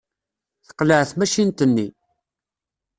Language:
Kabyle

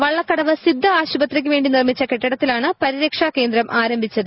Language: Malayalam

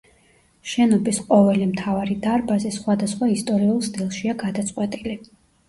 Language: Georgian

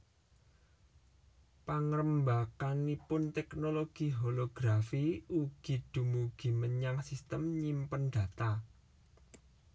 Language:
Javanese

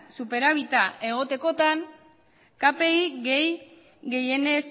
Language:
Basque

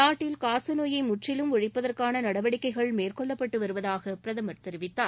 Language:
Tamil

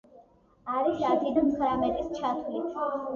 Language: Georgian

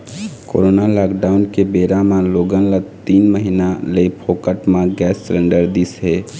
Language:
Chhattisgarhi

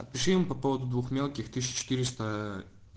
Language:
Russian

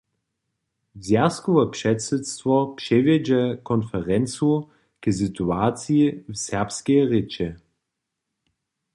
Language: Upper Sorbian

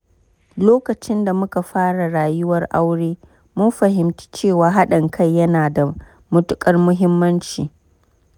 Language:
Hausa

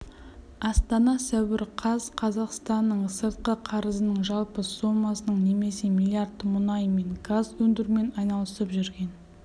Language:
Kazakh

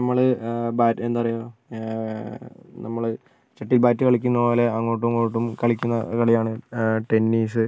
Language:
Malayalam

